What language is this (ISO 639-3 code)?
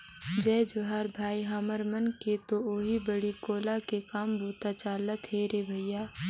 hne